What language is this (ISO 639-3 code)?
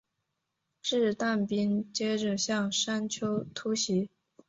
zho